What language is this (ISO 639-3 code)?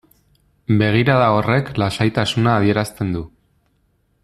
eus